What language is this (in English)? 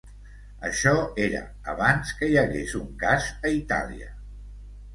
Catalan